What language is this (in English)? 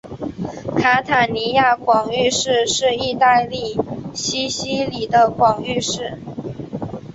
Chinese